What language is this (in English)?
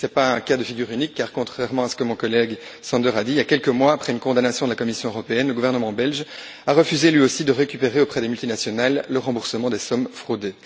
French